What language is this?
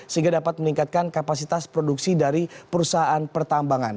Indonesian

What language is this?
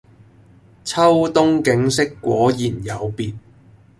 Cantonese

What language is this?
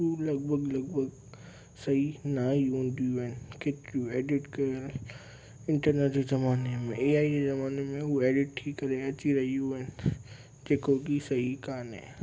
Sindhi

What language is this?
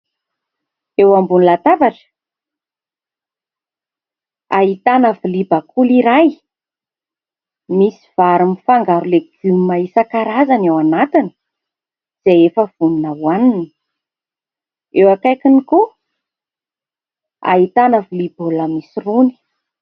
Malagasy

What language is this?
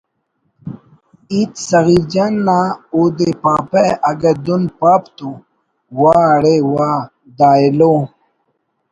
Brahui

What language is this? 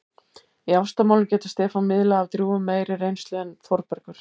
Icelandic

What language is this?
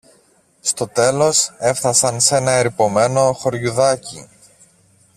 Greek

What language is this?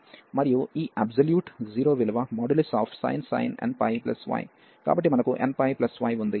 Telugu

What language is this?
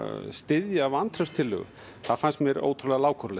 Icelandic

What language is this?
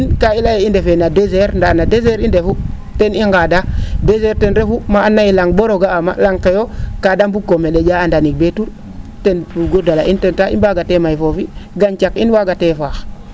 Serer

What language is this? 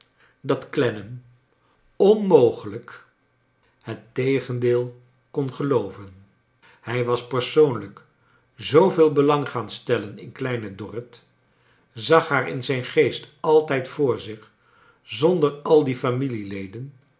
Dutch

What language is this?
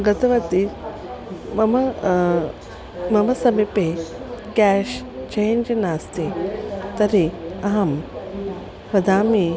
Sanskrit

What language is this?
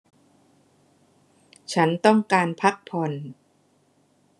Thai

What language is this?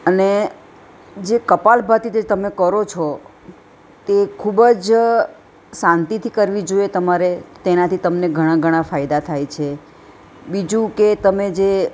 Gujarati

